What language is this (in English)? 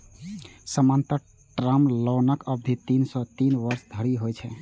Maithili